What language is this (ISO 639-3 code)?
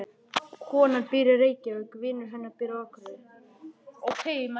isl